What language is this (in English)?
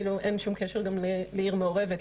Hebrew